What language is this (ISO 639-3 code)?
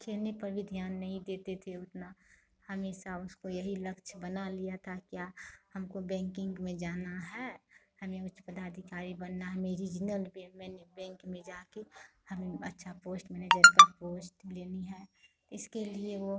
hin